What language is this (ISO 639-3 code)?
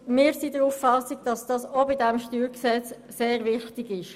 gsw